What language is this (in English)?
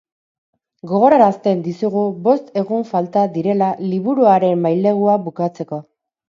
Basque